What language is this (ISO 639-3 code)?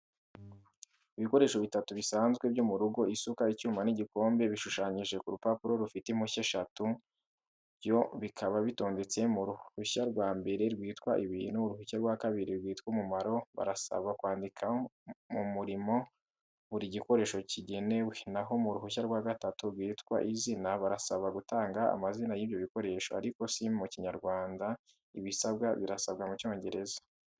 kin